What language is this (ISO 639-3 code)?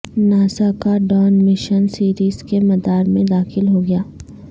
urd